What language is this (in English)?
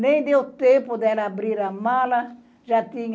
Portuguese